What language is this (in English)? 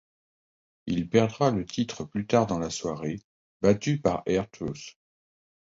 French